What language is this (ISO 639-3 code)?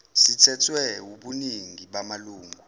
zul